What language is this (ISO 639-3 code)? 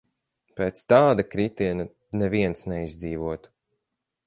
lav